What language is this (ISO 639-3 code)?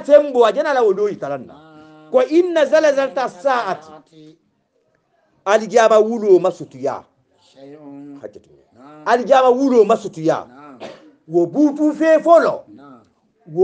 ara